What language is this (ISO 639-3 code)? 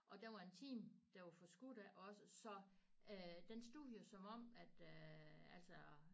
dan